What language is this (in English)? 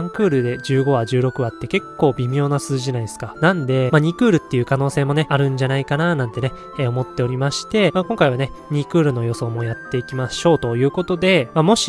Japanese